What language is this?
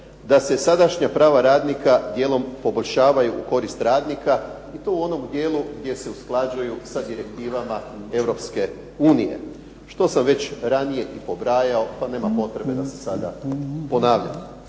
Croatian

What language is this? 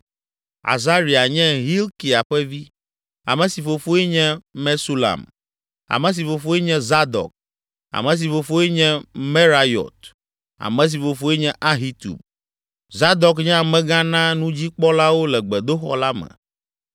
Ewe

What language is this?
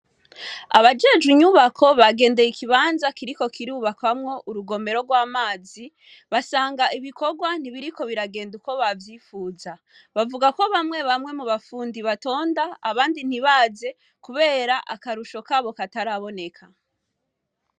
Rundi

